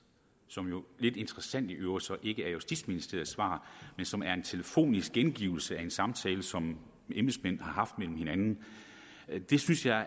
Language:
Danish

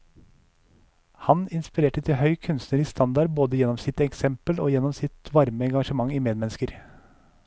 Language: Norwegian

